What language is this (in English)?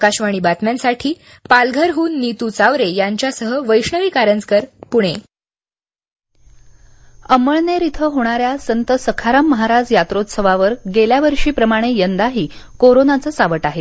Marathi